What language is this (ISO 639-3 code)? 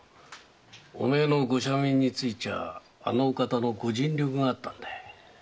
jpn